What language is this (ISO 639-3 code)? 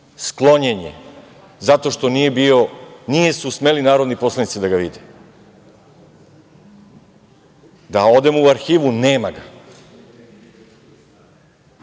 srp